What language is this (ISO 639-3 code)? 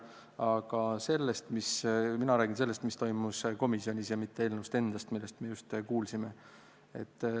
est